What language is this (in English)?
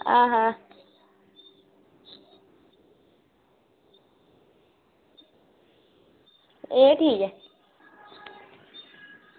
Dogri